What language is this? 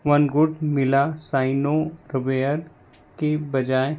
Hindi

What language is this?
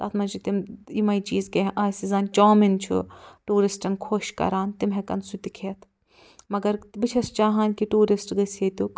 Kashmiri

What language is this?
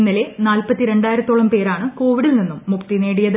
Malayalam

